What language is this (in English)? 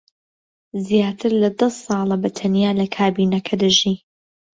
Central Kurdish